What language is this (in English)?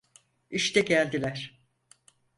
Turkish